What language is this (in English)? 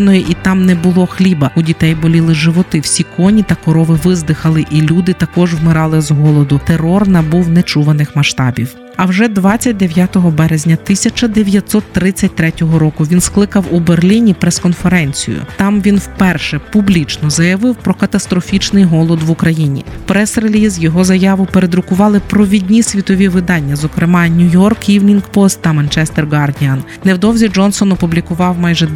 Ukrainian